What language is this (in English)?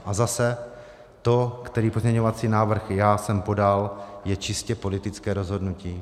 Czech